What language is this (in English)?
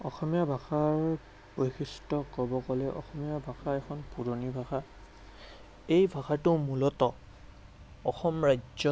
Assamese